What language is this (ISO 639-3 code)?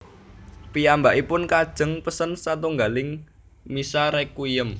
jav